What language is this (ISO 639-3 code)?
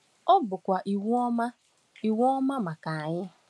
ibo